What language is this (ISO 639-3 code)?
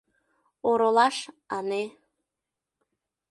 chm